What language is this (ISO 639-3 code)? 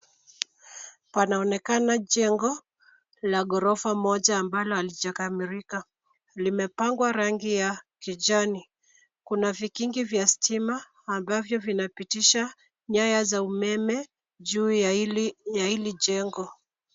swa